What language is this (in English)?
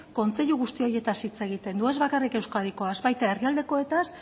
Basque